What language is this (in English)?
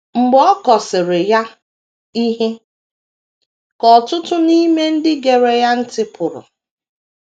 Igbo